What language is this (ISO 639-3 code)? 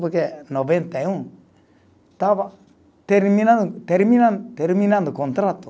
por